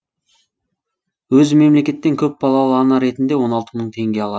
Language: Kazakh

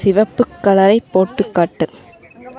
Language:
Tamil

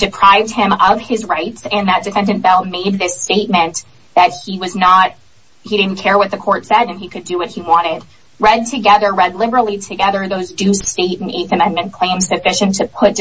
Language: English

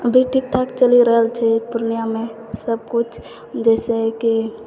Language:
Maithili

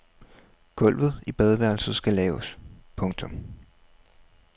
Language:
Danish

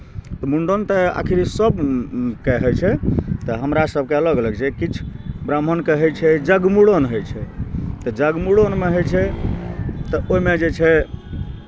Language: Maithili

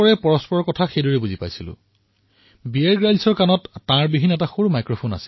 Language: Assamese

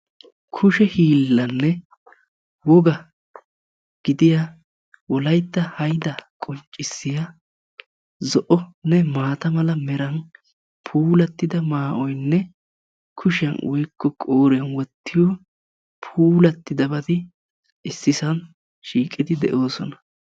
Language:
Wolaytta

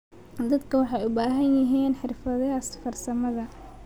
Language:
Somali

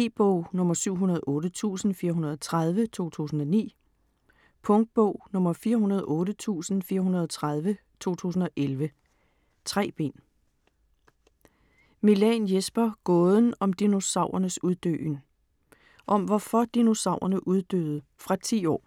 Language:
Danish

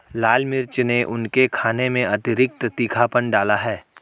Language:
Hindi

